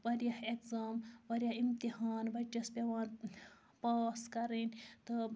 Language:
Kashmiri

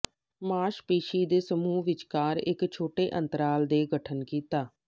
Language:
Punjabi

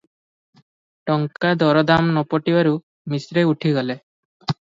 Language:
Odia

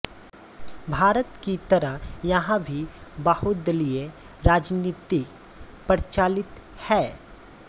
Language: Hindi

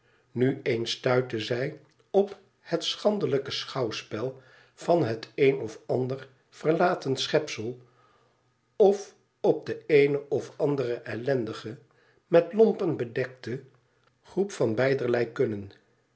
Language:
Dutch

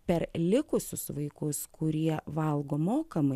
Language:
Lithuanian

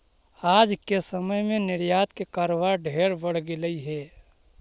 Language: Magahi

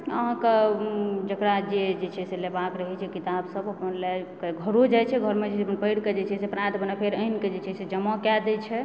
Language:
Maithili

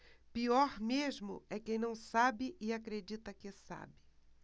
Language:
Portuguese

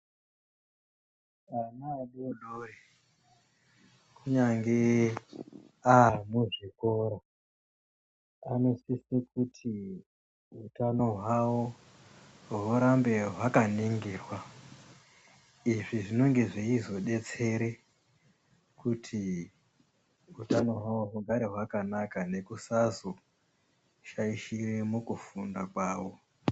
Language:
Ndau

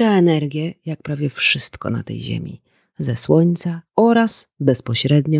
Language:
Polish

